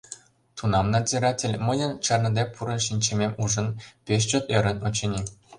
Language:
Mari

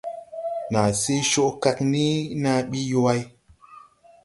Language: Tupuri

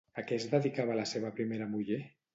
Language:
Catalan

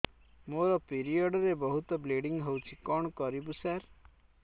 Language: Odia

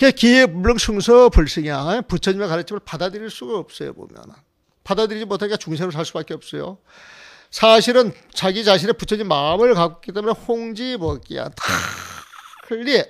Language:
Korean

